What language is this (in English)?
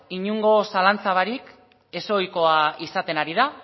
Basque